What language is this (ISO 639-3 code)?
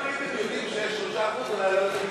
heb